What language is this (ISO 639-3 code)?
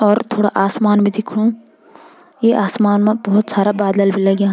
gbm